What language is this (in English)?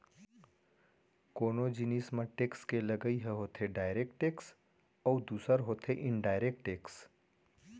Chhattisgarhi